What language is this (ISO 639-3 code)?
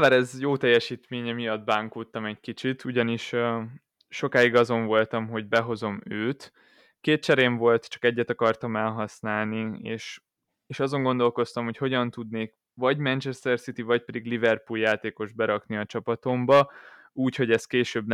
hun